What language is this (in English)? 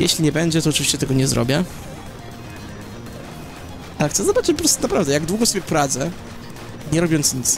Polish